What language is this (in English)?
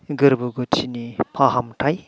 Bodo